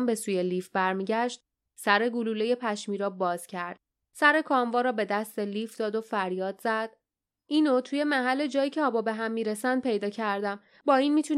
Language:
Persian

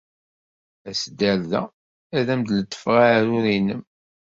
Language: Kabyle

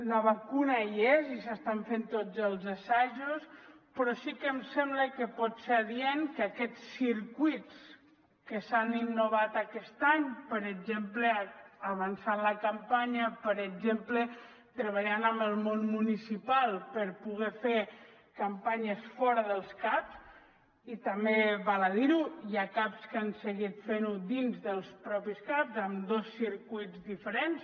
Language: Catalan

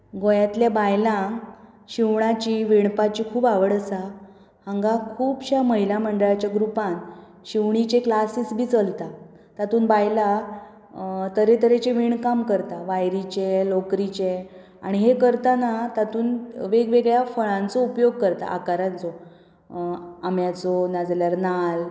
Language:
Konkani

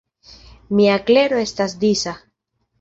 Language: Esperanto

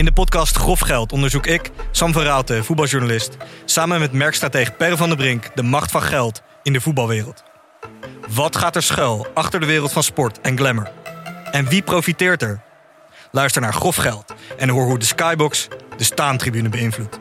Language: Dutch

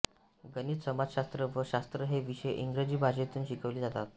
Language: Marathi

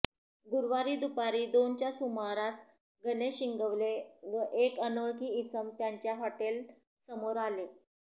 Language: Marathi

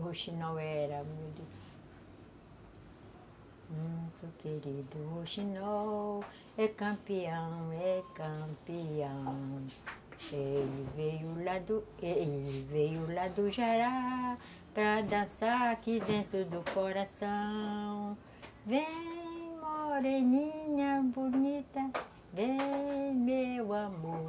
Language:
Portuguese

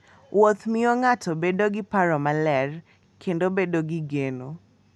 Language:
Luo (Kenya and Tanzania)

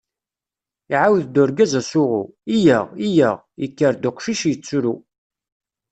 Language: Kabyle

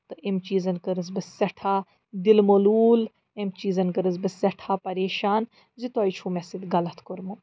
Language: Kashmiri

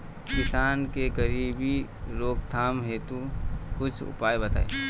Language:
Bhojpuri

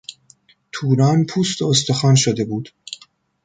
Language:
Persian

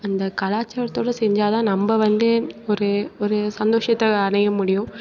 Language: Tamil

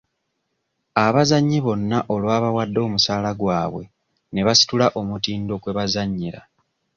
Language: Ganda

